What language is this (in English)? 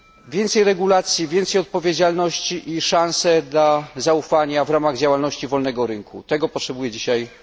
Polish